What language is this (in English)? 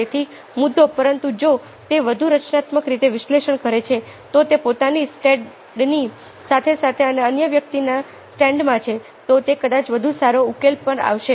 Gujarati